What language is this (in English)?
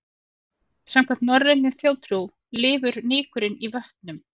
Icelandic